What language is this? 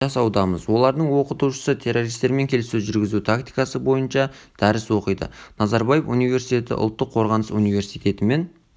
Kazakh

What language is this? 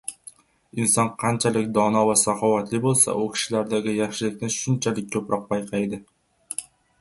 Uzbek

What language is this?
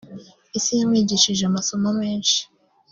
Kinyarwanda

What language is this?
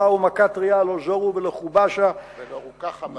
Hebrew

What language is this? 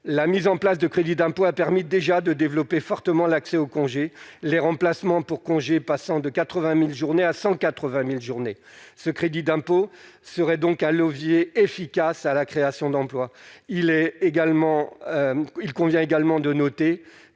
French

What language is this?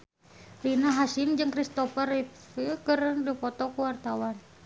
Sundanese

